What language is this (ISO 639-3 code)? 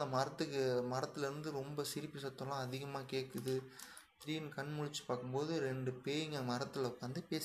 tam